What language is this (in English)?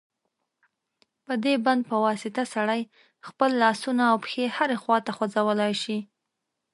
Pashto